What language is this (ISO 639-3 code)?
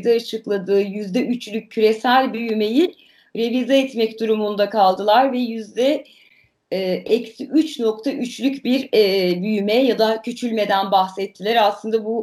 tur